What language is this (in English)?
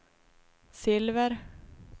Swedish